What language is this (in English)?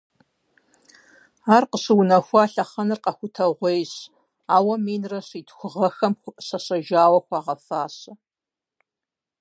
Kabardian